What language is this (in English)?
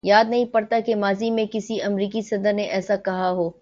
Urdu